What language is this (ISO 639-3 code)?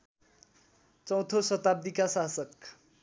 nep